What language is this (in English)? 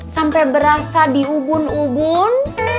Indonesian